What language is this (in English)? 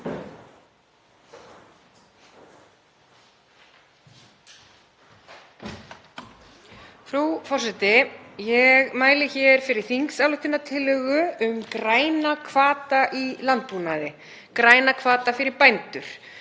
Icelandic